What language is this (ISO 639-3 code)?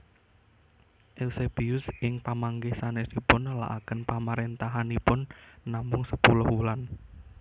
jav